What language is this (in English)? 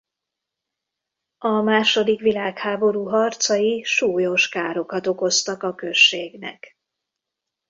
Hungarian